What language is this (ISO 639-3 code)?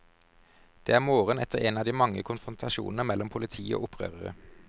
nor